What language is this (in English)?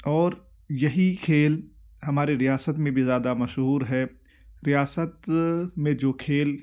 Urdu